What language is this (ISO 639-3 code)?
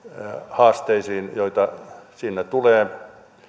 fin